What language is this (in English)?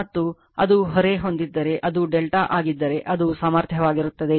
Kannada